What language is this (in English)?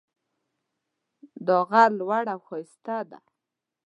Pashto